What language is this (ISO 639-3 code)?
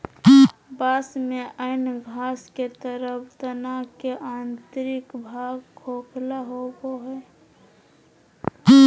mag